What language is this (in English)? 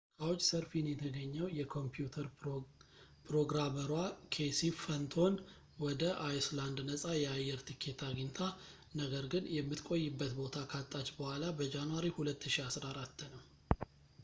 Amharic